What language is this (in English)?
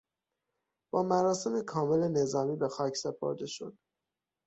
Persian